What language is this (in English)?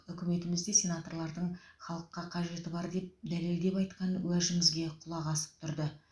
Kazakh